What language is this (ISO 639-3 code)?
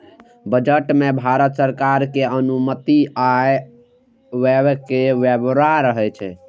mai